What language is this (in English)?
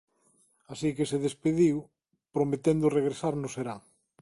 Galician